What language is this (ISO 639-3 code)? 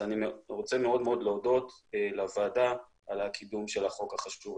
heb